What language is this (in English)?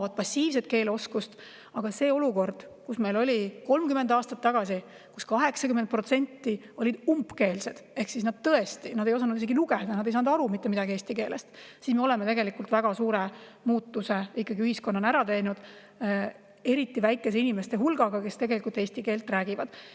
Estonian